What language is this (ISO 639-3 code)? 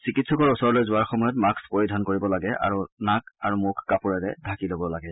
asm